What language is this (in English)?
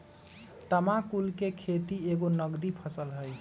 Magahi